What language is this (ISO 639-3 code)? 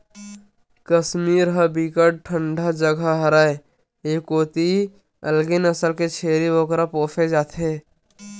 hne